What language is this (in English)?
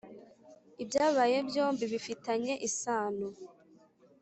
Kinyarwanda